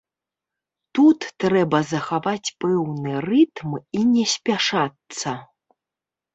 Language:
Belarusian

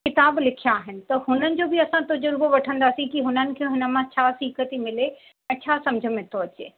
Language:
Sindhi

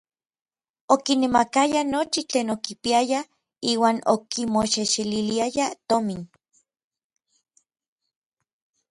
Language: Orizaba Nahuatl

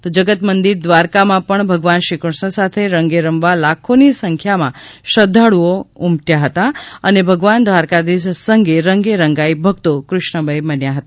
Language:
Gujarati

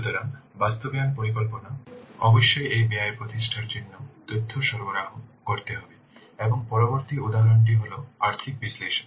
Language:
Bangla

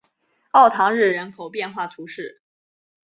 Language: Chinese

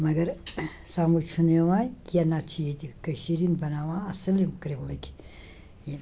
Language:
Kashmiri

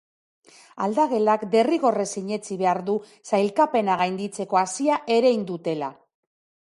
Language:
Basque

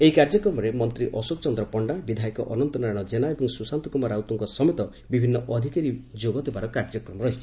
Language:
Odia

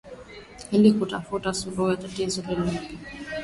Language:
Swahili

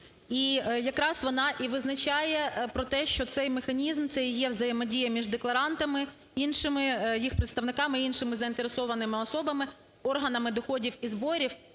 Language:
Ukrainian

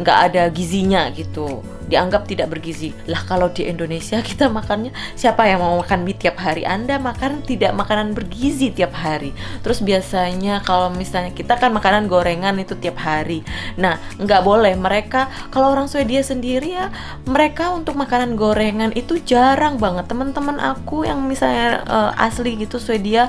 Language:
Indonesian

